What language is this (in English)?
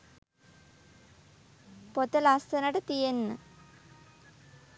Sinhala